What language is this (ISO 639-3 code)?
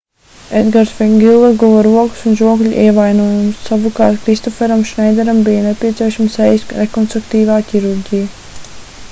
lav